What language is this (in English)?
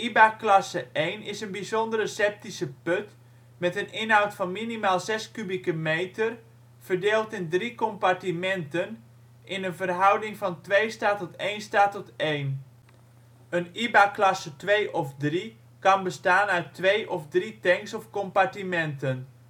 Dutch